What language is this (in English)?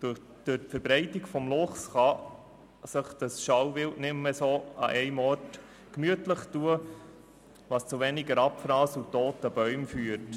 Swiss German